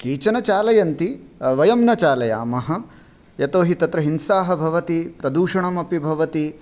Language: Sanskrit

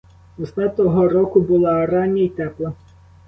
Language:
Ukrainian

